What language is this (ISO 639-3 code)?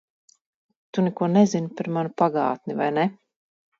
lav